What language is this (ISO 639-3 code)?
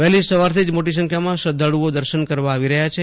guj